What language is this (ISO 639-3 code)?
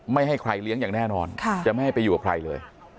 tha